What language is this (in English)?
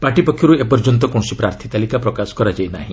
Odia